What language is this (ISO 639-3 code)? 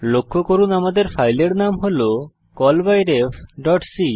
ben